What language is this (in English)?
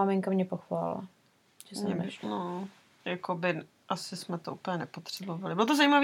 Czech